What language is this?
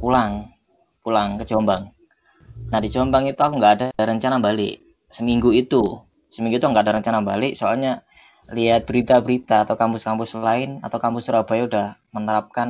Indonesian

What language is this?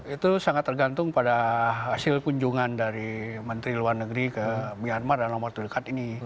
Indonesian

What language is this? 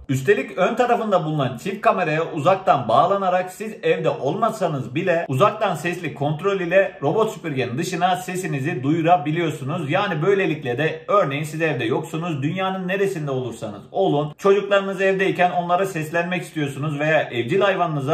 Turkish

